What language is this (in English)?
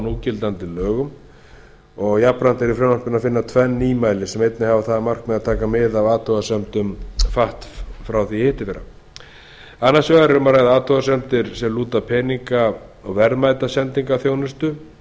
Icelandic